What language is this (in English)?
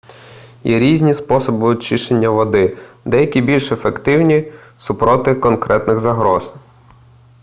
Ukrainian